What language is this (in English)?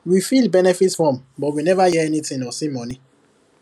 Nigerian Pidgin